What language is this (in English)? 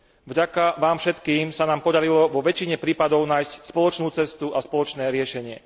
Slovak